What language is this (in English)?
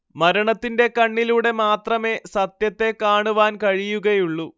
Malayalam